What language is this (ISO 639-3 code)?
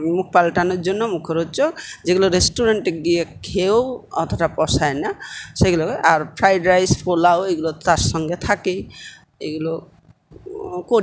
ben